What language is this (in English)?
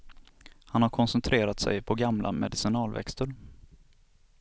Swedish